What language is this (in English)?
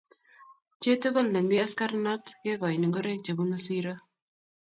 Kalenjin